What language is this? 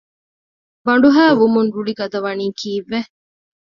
Divehi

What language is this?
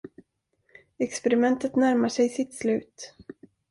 Swedish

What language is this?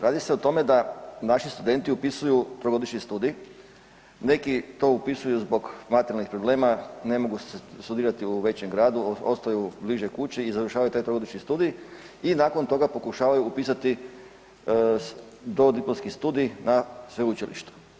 Croatian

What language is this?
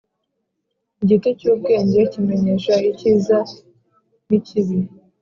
Kinyarwanda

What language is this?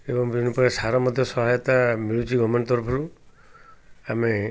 Odia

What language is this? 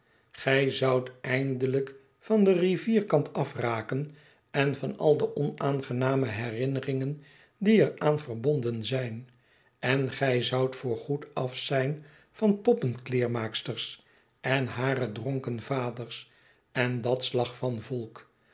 Dutch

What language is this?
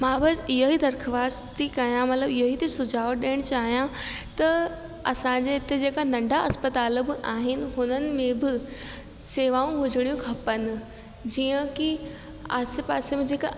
Sindhi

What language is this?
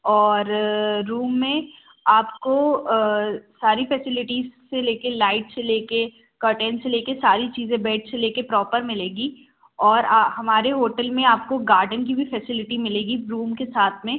Hindi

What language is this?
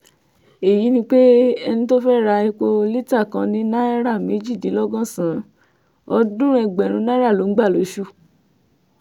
Yoruba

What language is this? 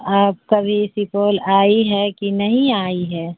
Urdu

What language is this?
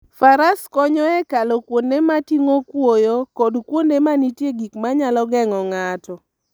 Luo (Kenya and Tanzania)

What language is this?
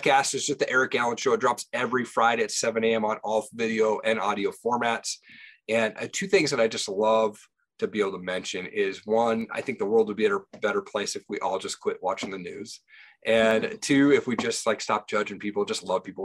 English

